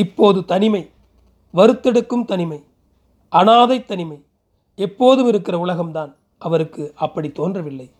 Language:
Tamil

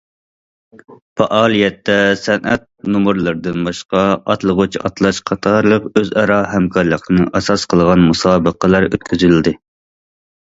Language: Uyghur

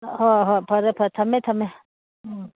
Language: Manipuri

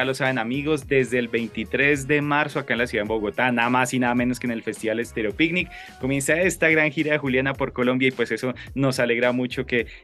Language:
Spanish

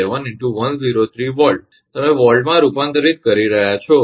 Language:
Gujarati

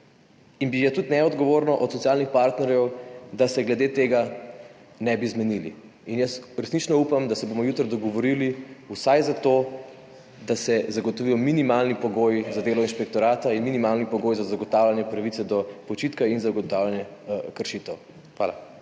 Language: Slovenian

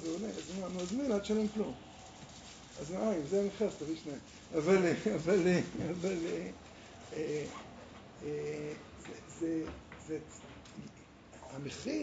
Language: Hebrew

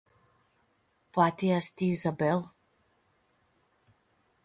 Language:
Aromanian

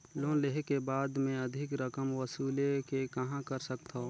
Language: Chhattisgarhi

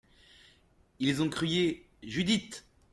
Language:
French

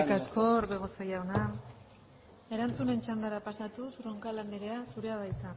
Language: Basque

